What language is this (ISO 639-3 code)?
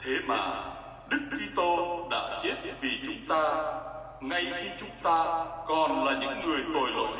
vie